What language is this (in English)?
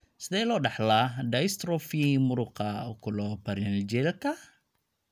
Somali